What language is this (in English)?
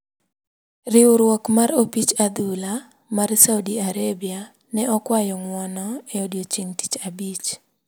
Luo (Kenya and Tanzania)